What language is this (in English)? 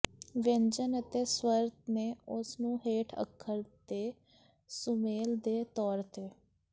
Punjabi